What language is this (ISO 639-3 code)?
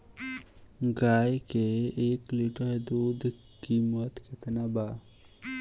bho